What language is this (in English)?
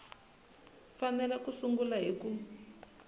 Tsonga